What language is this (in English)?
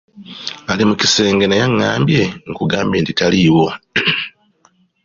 Ganda